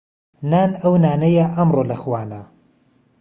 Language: Central Kurdish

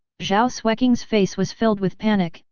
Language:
English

